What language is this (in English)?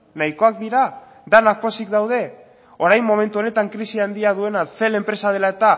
Basque